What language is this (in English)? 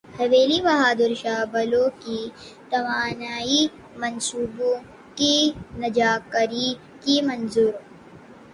Urdu